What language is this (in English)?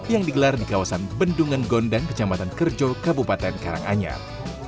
Indonesian